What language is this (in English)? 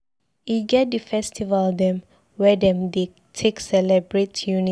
Nigerian Pidgin